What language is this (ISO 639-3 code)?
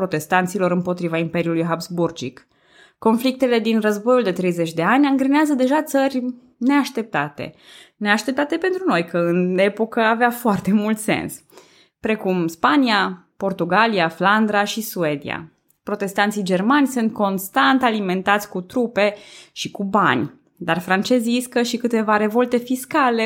ron